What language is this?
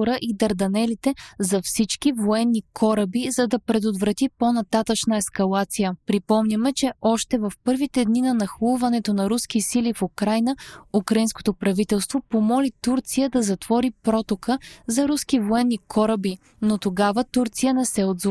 Bulgarian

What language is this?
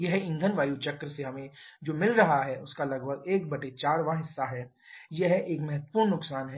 Hindi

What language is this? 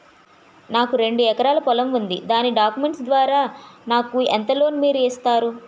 Telugu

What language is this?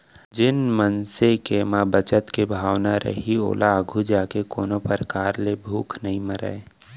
Chhattisgarhi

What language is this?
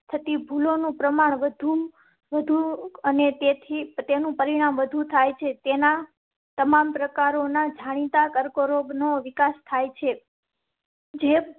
Gujarati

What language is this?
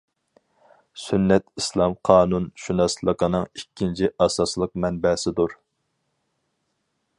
Uyghur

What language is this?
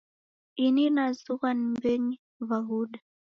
Taita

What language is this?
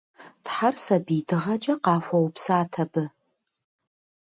Kabardian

